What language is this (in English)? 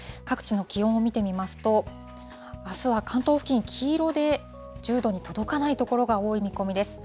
Japanese